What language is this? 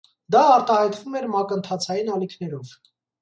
Armenian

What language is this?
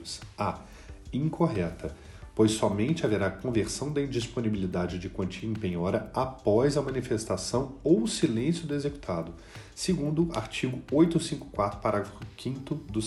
Portuguese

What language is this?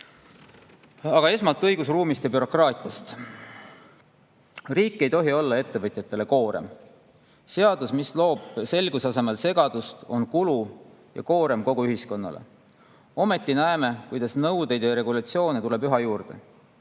Estonian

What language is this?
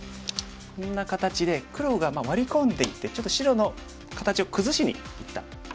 Japanese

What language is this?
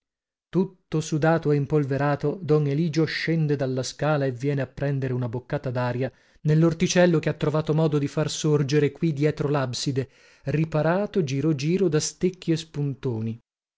Italian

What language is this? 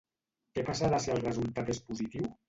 Catalan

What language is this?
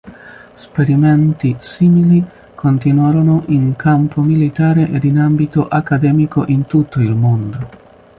Italian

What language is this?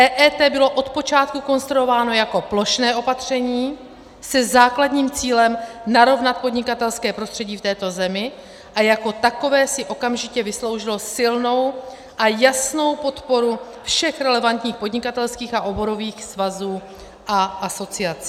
Czech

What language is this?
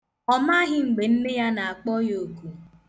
Igbo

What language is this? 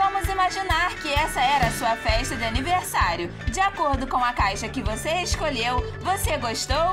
Portuguese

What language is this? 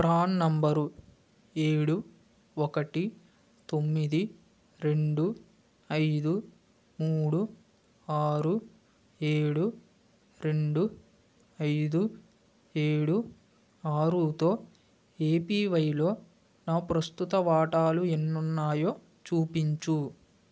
Telugu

